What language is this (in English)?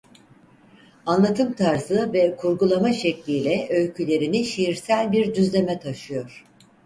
Turkish